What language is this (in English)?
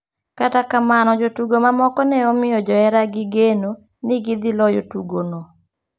Luo (Kenya and Tanzania)